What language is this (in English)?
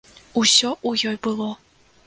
Belarusian